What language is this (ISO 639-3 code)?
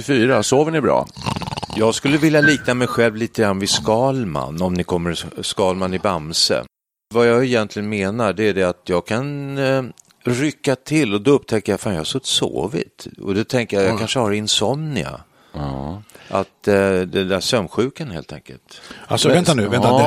swe